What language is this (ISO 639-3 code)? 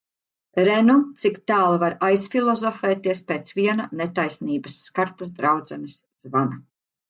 lav